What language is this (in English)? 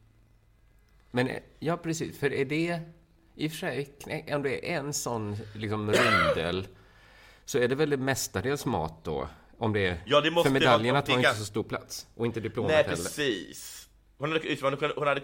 Swedish